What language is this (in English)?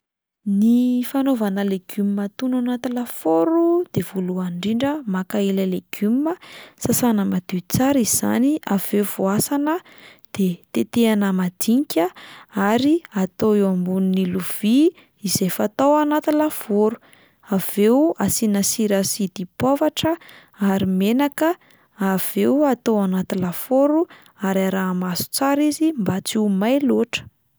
Malagasy